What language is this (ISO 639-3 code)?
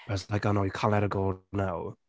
eng